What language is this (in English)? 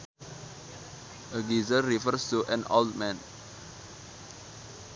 Sundanese